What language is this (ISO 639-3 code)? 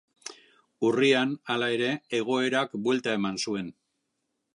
eus